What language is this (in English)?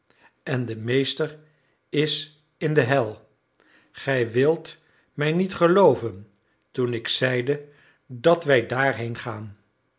Dutch